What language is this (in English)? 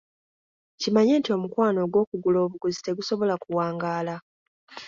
Ganda